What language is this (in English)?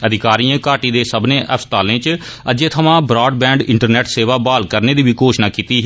Dogri